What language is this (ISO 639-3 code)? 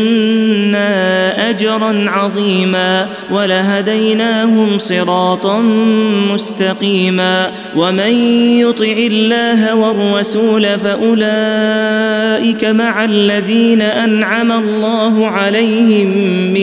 ara